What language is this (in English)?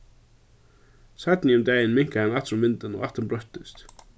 Faroese